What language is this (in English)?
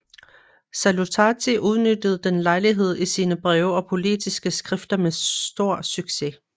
Danish